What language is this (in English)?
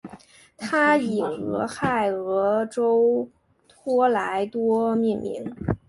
Chinese